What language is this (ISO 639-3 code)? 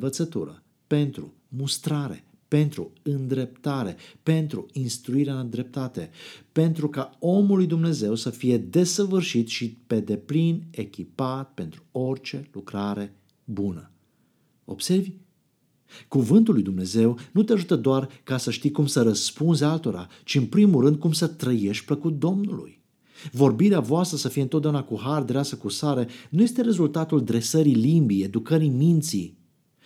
ron